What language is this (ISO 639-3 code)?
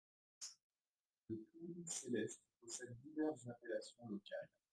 fra